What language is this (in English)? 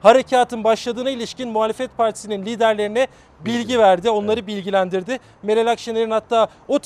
Turkish